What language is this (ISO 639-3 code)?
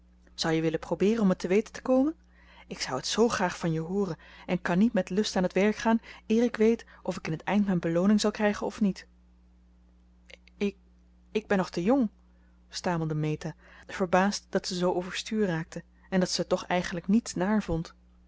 nld